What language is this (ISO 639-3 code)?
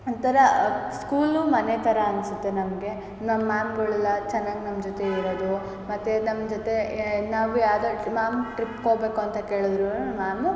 kan